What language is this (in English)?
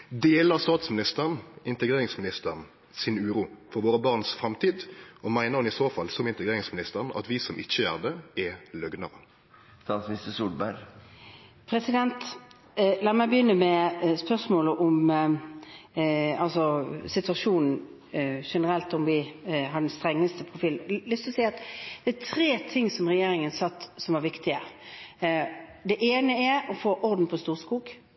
Norwegian